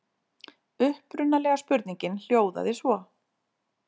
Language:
Icelandic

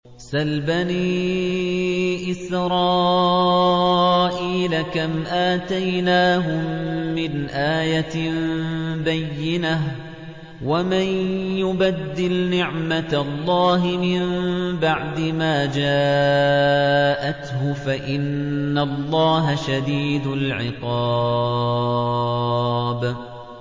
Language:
Arabic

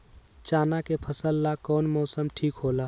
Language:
Magahi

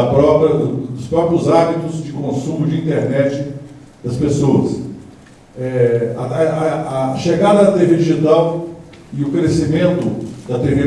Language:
Portuguese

